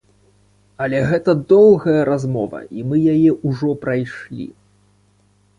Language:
Belarusian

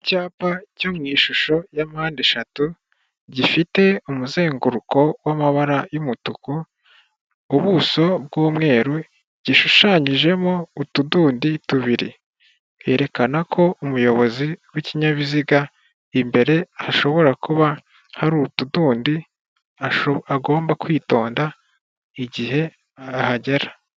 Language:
Kinyarwanda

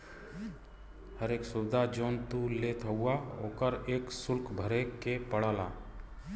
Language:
Bhojpuri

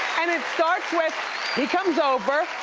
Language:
English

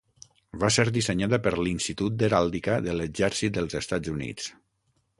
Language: Catalan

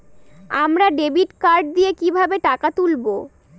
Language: Bangla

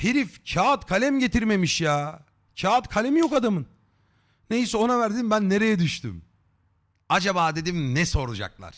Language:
Turkish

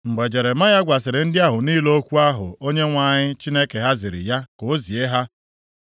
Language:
Igbo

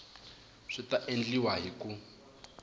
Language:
Tsonga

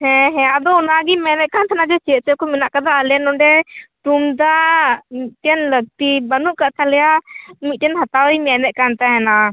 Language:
Santali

